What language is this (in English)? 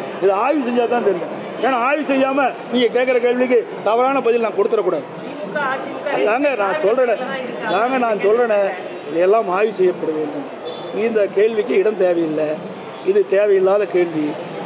Arabic